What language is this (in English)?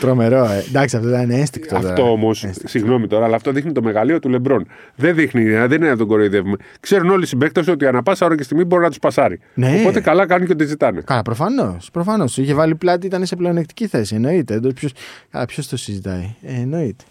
Greek